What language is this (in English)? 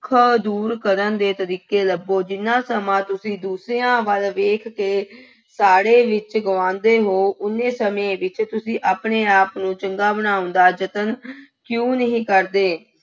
Punjabi